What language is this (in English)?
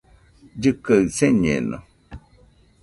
Nüpode Huitoto